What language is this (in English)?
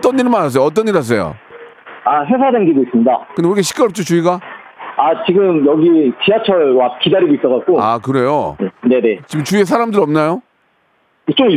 Korean